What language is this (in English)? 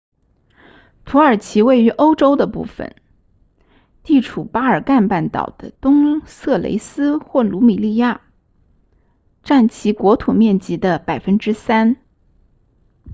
Chinese